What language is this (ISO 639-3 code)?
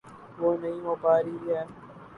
urd